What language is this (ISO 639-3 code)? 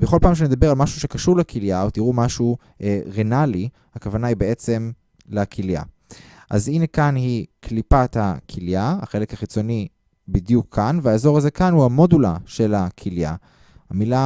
heb